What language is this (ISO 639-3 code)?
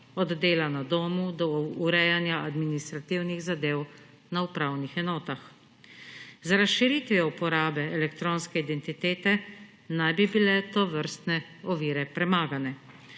slv